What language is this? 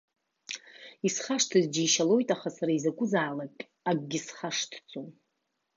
Abkhazian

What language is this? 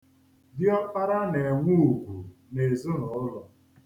Igbo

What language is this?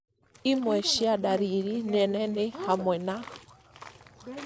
Kikuyu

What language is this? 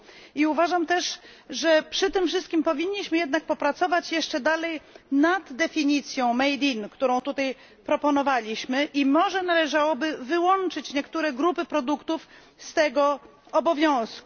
Polish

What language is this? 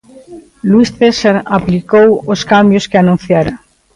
Galician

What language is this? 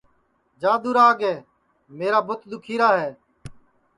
Sansi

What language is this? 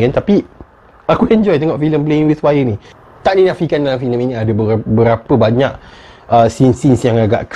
Malay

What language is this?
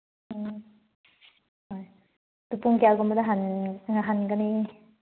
Manipuri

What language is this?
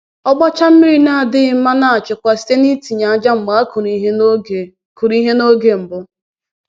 Igbo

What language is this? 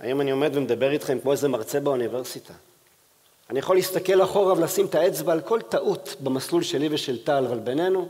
Hebrew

